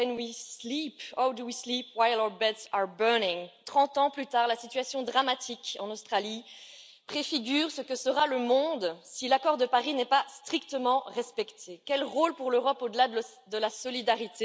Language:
French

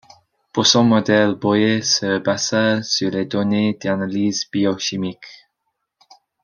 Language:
French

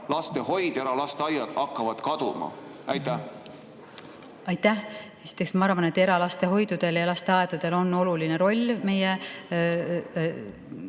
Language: Estonian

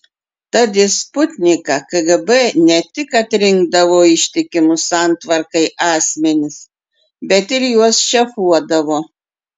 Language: Lithuanian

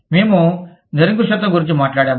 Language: Telugu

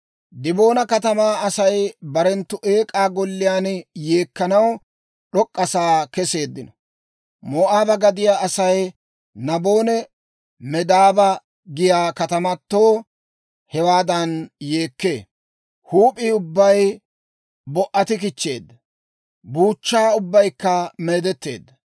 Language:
Dawro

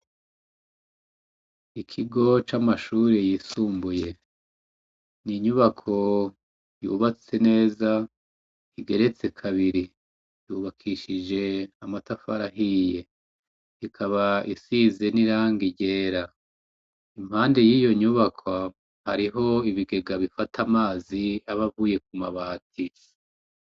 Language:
Rundi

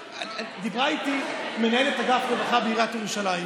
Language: Hebrew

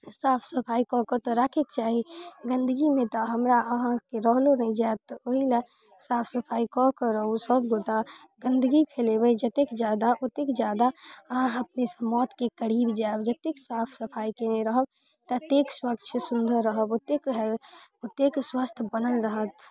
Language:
Maithili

